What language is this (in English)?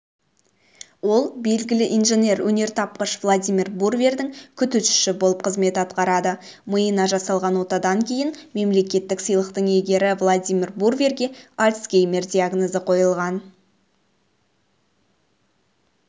Kazakh